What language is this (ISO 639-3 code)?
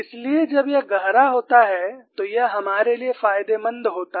hin